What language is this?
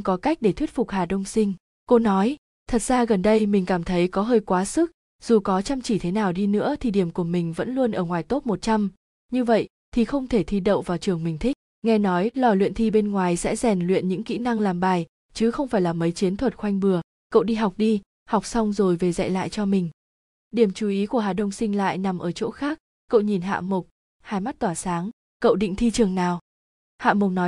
Vietnamese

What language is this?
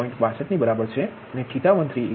Gujarati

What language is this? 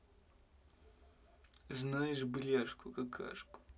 Russian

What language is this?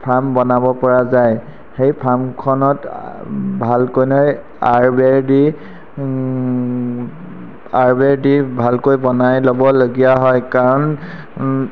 Assamese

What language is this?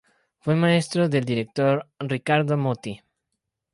Spanish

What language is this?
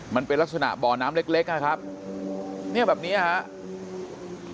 Thai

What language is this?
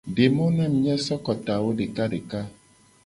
Gen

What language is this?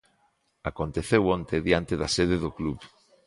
Galician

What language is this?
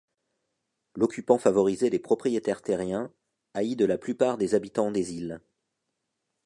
French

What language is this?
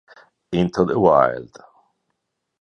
Italian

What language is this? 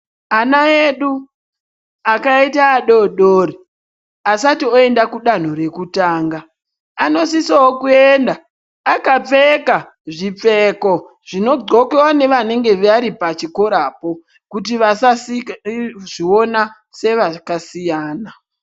Ndau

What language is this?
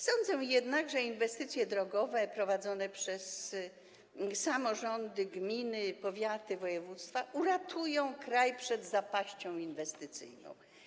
Polish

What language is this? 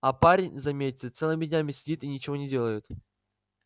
Russian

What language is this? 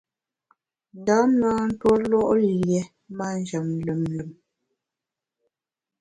Bamun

